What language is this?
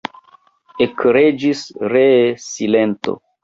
Esperanto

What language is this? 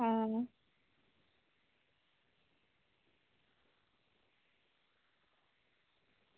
Dogri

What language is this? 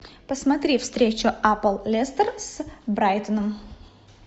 Russian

